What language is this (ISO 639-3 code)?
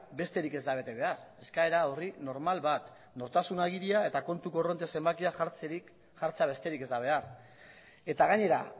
eus